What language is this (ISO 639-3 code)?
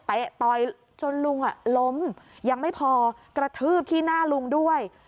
tha